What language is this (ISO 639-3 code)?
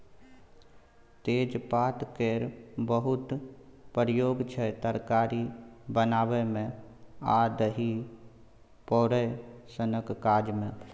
mai